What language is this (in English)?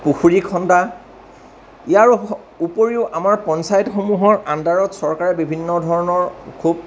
Assamese